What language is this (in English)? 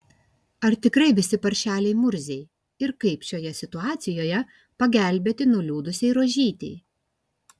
Lithuanian